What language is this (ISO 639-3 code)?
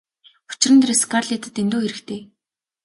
mon